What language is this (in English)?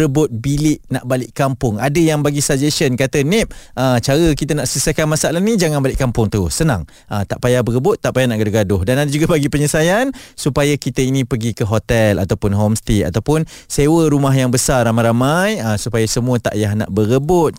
Malay